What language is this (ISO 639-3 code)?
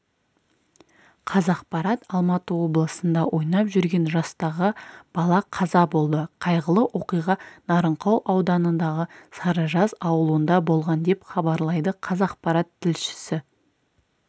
kaz